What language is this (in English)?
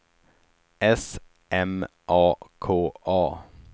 Swedish